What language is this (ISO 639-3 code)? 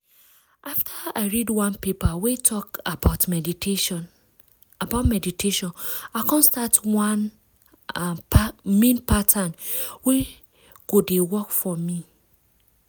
pcm